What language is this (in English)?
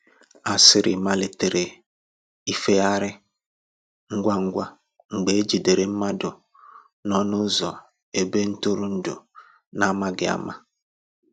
Igbo